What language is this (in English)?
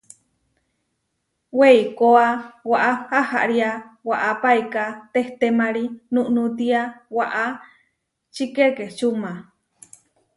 Huarijio